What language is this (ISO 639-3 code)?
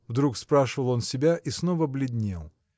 rus